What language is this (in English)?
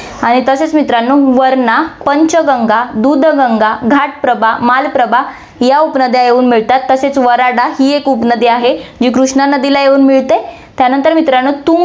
Marathi